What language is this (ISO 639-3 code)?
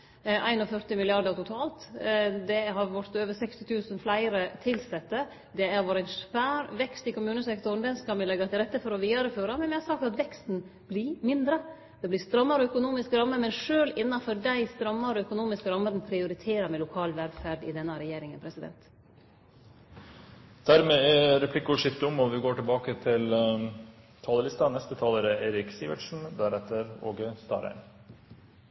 nor